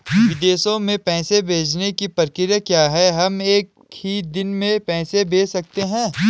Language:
Hindi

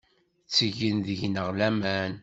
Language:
Kabyle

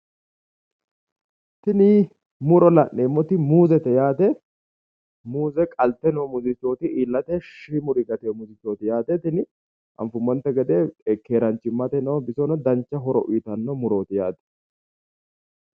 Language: Sidamo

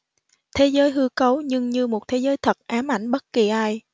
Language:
Vietnamese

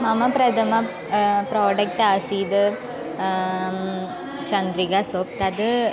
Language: Sanskrit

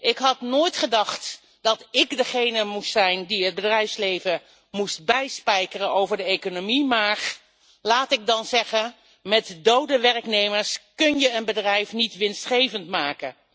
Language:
Dutch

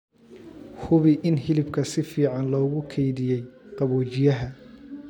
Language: Somali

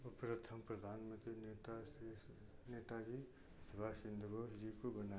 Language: Hindi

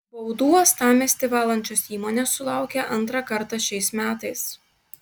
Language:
Lithuanian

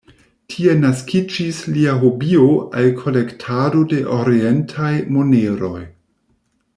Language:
Esperanto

